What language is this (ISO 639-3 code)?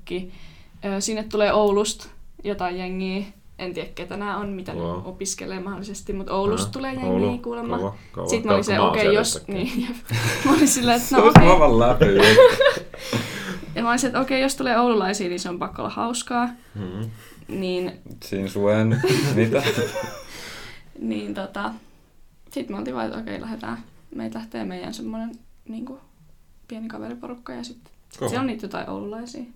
fin